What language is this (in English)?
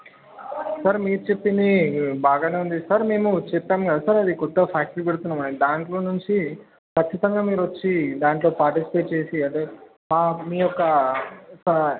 Telugu